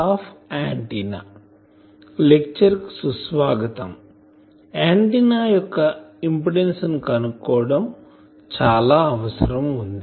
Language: Telugu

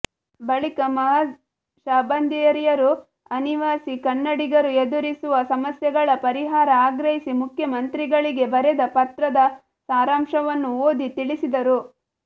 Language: Kannada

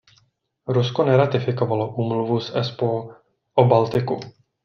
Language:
Czech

